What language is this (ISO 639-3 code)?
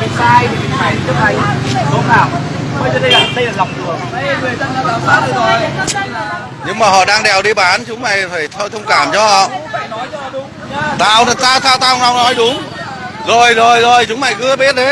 vie